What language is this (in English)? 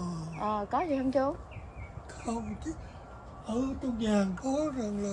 Vietnamese